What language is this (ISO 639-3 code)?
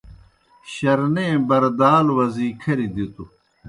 plk